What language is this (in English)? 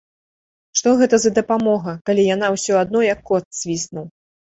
Belarusian